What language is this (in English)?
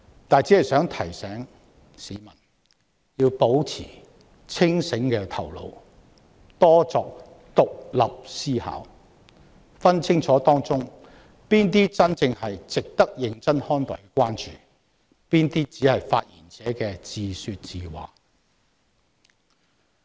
Cantonese